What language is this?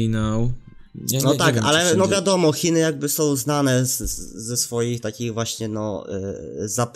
Polish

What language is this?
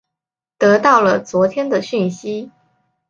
Chinese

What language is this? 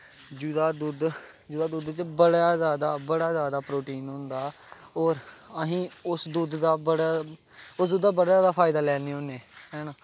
Dogri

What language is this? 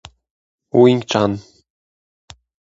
Polish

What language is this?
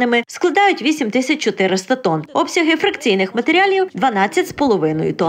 Ukrainian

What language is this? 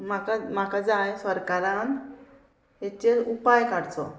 Konkani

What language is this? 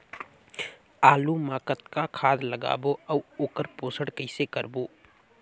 Chhattisgarhi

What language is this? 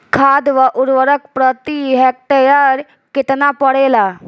Bhojpuri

